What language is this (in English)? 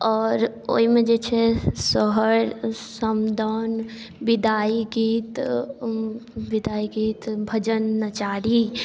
Maithili